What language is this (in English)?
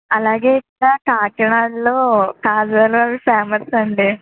Telugu